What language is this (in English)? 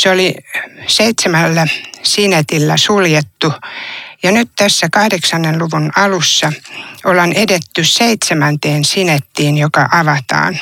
Finnish